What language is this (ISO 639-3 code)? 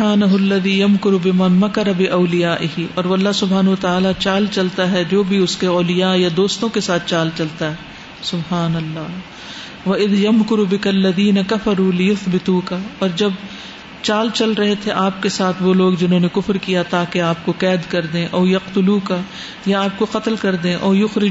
urd